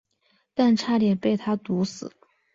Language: Chinese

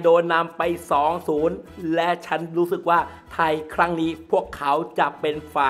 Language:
Thai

